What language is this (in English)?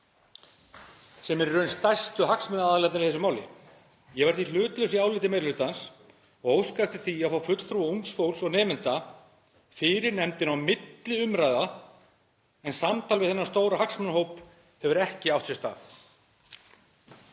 Icelandic